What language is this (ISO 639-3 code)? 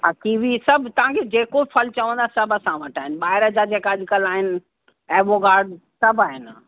snd